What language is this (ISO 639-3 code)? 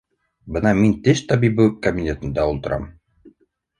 bak